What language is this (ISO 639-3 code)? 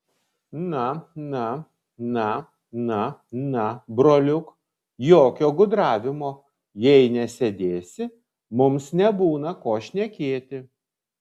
lit